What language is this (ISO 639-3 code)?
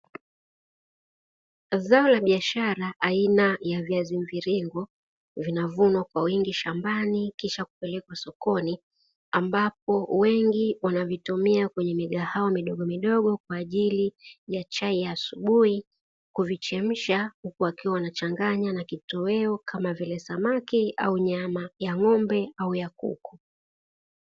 swa